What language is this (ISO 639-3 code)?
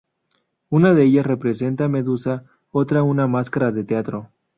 spa